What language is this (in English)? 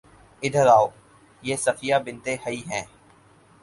Urdu